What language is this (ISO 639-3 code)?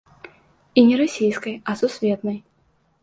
bel